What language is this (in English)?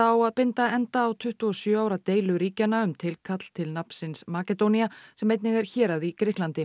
Icelandic